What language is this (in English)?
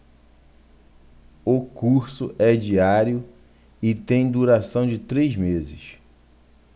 Portuguese